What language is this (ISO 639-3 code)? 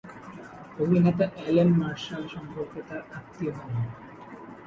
ben